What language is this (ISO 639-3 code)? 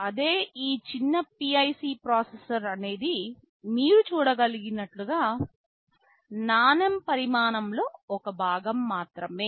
tel